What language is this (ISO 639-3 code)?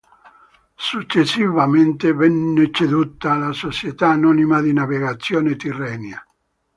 ita